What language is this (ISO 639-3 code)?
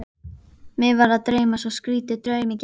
isl